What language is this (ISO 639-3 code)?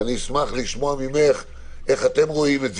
heb